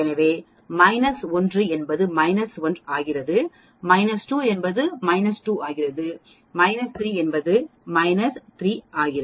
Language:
Tamil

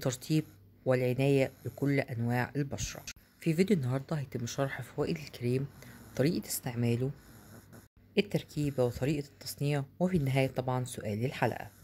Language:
Arabic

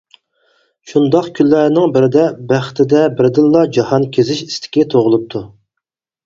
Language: Uyghur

